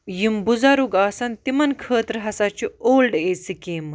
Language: Kashmiri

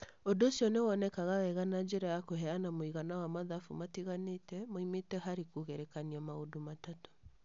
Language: Kikuyu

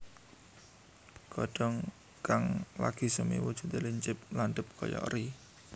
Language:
Javanese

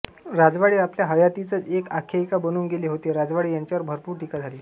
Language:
Marathi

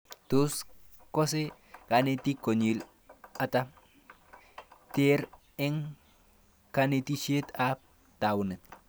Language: Kalenjin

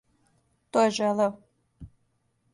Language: Serbian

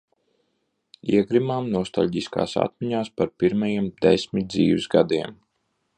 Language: Latvian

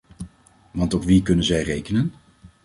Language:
Dutch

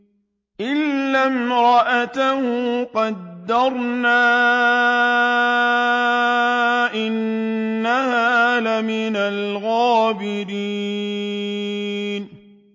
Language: Arabic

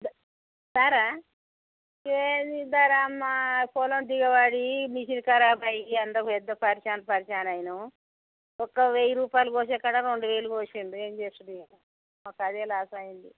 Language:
Telugu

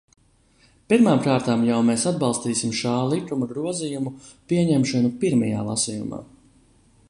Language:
Latvian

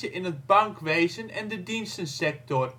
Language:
Dutch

